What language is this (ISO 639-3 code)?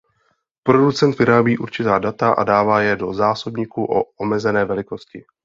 ces